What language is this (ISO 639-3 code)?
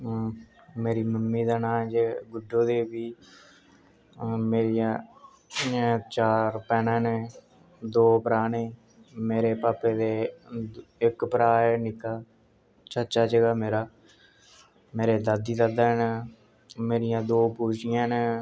doi